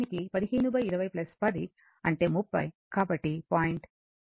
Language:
Telugu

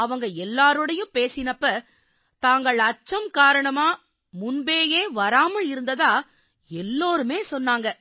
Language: Tamil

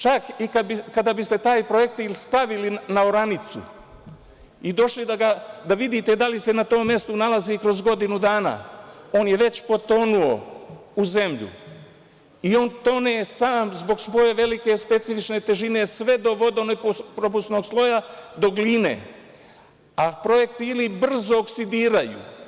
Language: Serbian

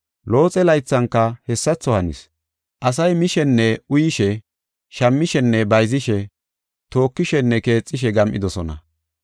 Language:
Gofa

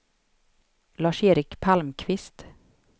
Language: Swedish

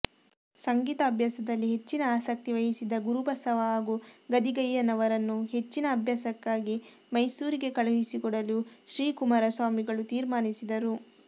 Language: Kannada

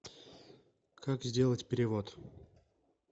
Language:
Russian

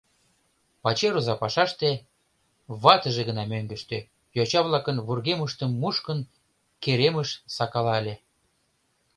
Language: Mari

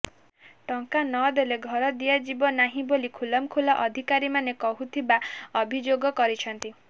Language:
Odia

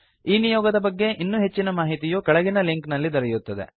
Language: Kannada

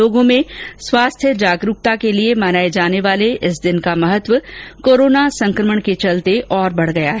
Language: Hindi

